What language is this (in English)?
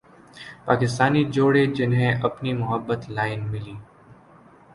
Urdu